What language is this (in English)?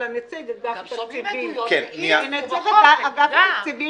Hebrew